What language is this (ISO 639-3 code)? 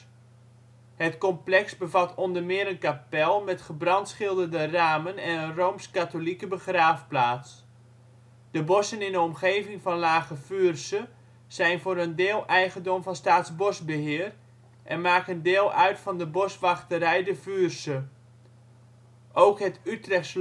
nld